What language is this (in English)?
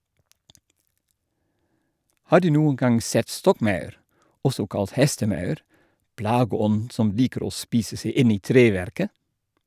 Norwegian